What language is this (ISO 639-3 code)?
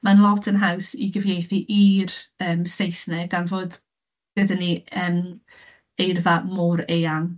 cym